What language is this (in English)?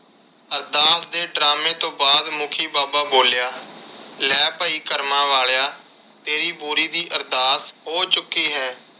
Punjabi